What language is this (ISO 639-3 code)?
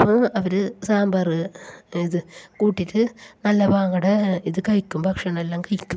mal